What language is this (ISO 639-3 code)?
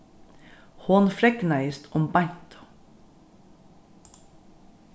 fao